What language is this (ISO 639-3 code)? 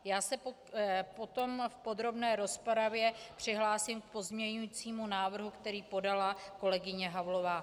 ces